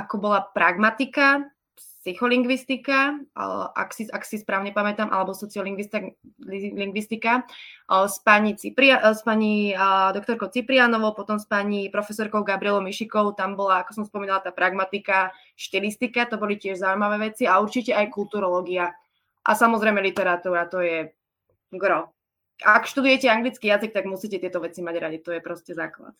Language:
Slovak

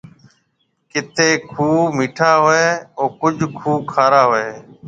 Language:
Marwari (Pakistan)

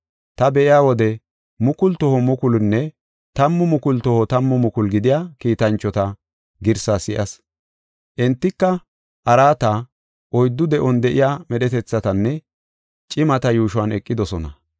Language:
Gofa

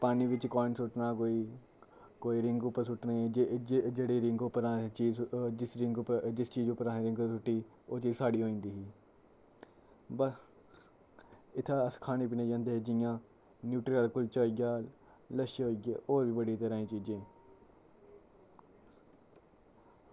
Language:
Dogri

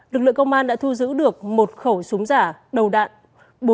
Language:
Vietnamese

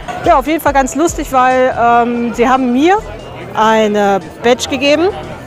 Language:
German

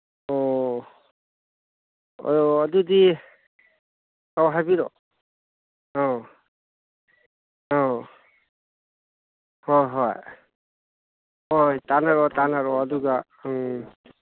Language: Manipuri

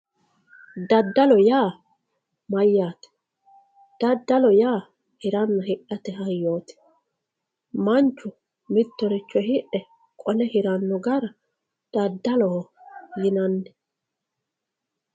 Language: Sidamo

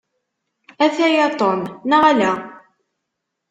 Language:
Kabyle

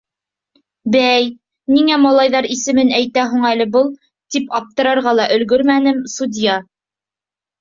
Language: Bashkir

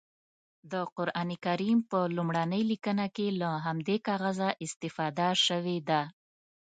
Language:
Pashto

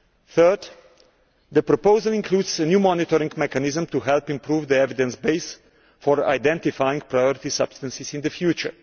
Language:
English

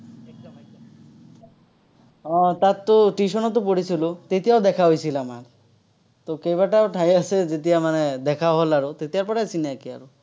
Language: Assamese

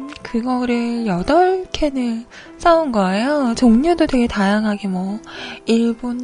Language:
Korean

